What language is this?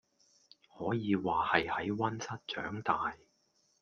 Cantonese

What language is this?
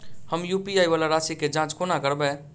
Maithili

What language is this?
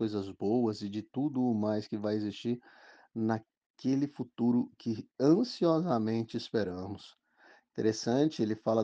Portuguese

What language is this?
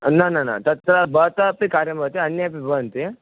Sanskrit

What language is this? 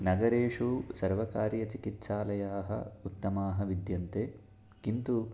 Sanskrit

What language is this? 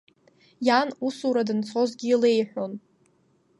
Abkhazian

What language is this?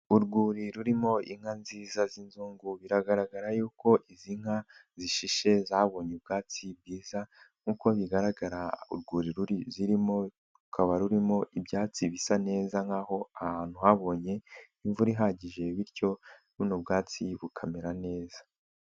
Kinyarwanda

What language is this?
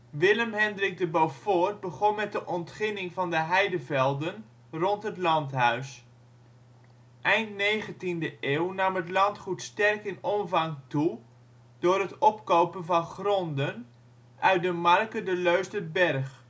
Dutch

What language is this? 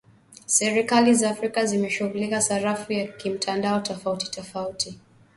Swahili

